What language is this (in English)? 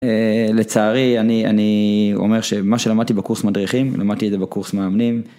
Hebrew